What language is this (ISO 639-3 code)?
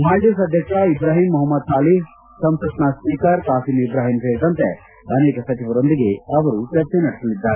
kan